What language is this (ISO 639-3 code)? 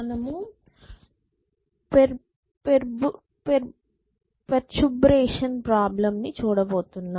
tel